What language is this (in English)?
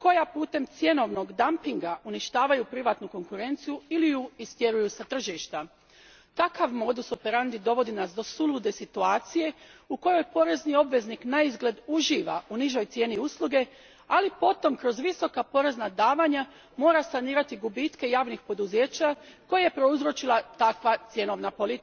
Croatian